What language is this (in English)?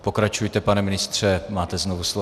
Czech